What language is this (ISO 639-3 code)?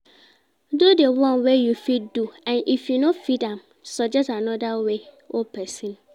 pcm